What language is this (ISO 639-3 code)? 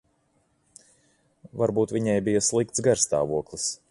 lav